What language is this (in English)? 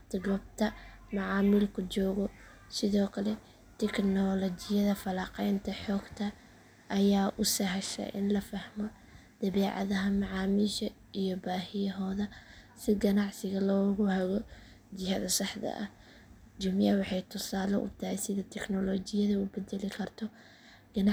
Somali